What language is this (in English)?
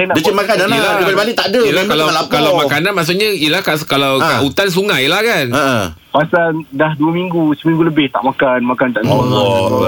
Malay